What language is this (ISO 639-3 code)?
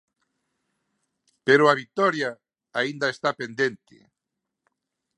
glg